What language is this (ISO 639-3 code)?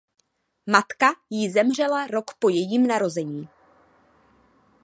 ces